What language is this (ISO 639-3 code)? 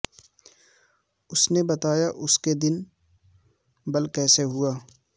urd